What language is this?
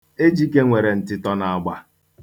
Igbo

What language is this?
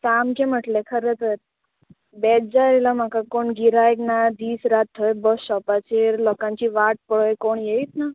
Konkani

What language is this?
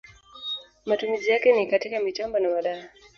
Swahili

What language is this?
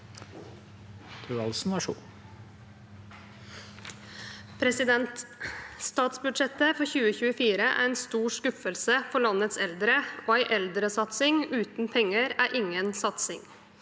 Norwegian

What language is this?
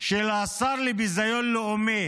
Hebrew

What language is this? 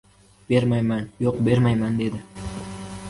Uzbek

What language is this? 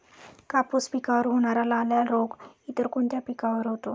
Marathi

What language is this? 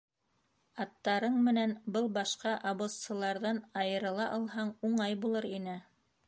Bashkir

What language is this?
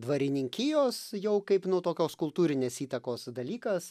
Lithuanian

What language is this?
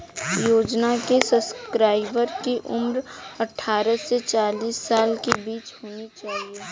Hindi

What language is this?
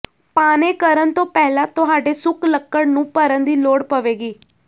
Punjabi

